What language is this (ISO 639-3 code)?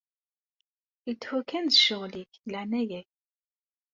kab